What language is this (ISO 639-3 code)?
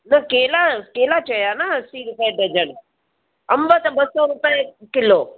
snd